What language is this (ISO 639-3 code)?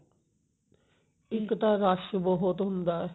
pan